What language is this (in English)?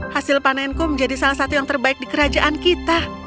Indonesian